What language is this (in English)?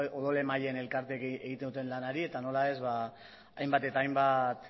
Basque